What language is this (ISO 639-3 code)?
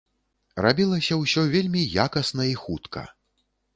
bel